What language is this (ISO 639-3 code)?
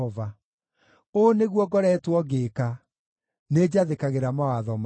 kik